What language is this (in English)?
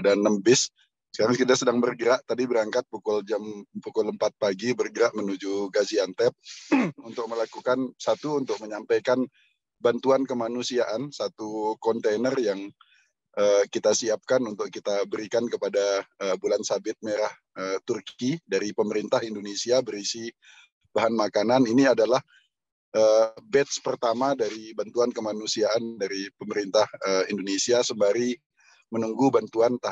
Indonesian